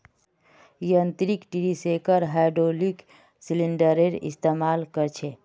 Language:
Magahi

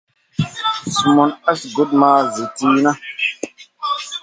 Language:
Masana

